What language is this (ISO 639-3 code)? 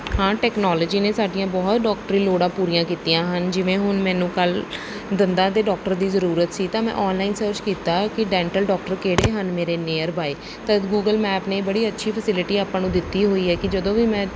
pan